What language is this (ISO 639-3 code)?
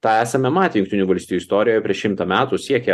lit